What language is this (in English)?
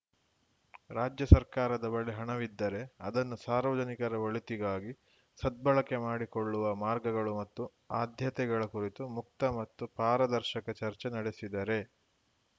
Kannada